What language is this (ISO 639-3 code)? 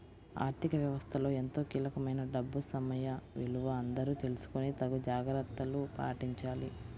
tel